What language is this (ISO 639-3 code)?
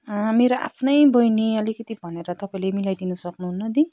nep